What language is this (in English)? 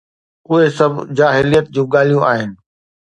Sindhi